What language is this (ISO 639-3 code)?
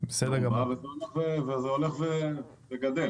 heb